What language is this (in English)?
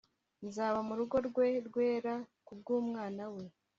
Kinyarwanda